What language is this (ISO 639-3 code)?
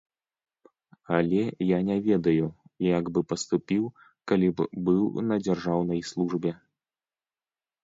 bel